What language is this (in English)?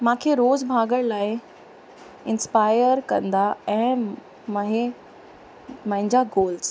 Sindhi